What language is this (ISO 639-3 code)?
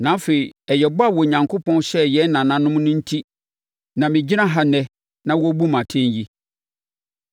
aka